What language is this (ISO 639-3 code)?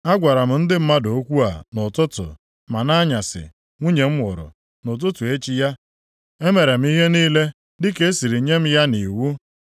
ibo